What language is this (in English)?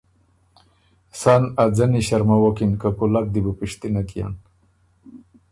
Ormuri